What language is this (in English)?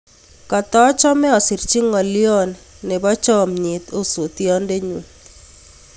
Kalenjin